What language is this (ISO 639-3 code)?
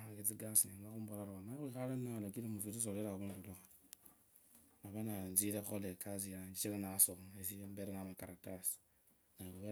lkb